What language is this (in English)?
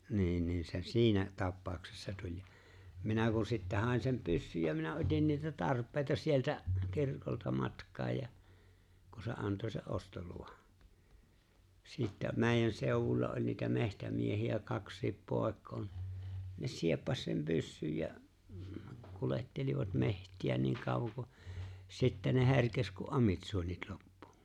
Finnish